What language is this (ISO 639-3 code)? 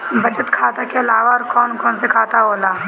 bho